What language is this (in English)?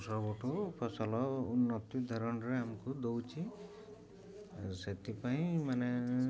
Odia